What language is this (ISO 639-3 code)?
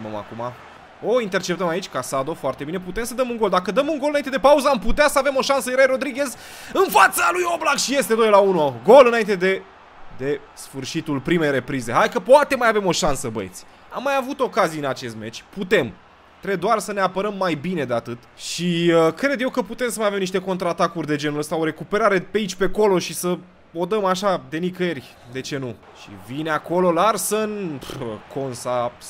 ron